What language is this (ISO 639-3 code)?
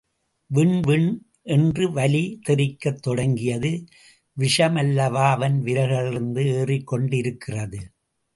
tam